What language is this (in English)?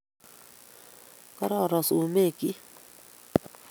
Kalenjin